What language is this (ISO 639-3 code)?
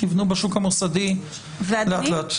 heb